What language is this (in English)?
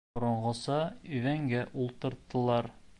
Bashkir